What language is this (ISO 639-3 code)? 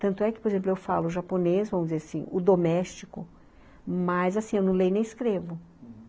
por